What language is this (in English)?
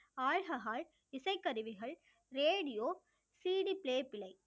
Tamil